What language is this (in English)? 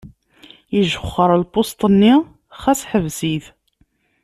Kabyle